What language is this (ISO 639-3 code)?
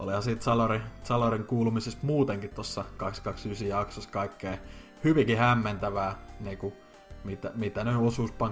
fin